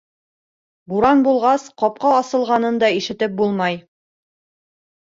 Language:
Bashkir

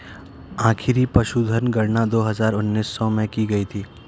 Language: Hindi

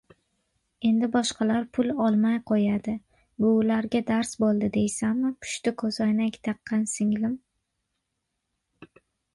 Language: Uzbek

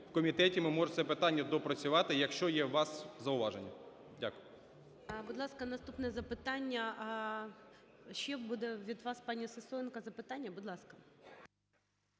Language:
Ukrainian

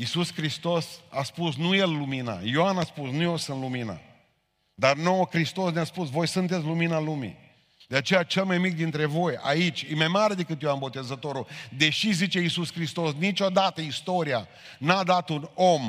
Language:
Romanian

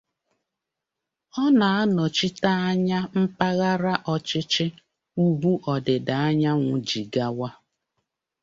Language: Igbo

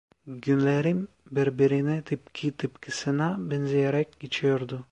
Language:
Turkish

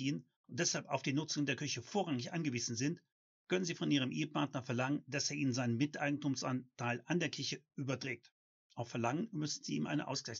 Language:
German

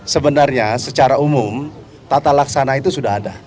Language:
Indonesian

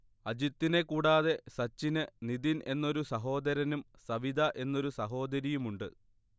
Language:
Malayalam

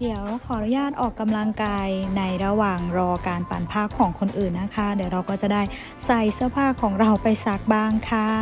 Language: Thai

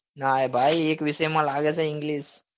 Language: Gujarati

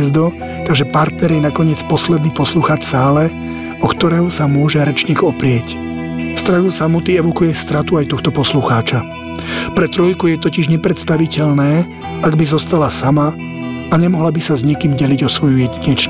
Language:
Slovak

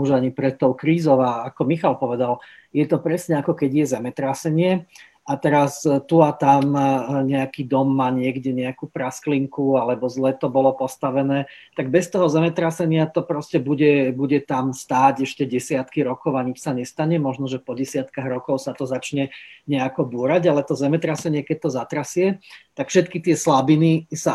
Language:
Slovak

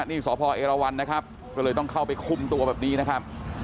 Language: Thai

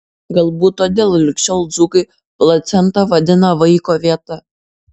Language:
Lithuanian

